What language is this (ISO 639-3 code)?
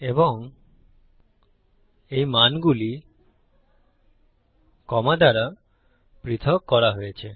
ben